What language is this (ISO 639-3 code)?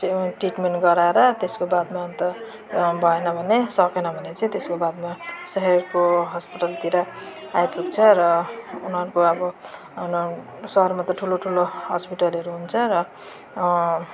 nep